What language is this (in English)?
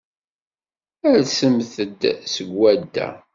Kabyle